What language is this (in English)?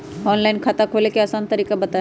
Magahi